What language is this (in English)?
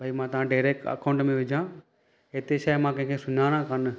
Sindhi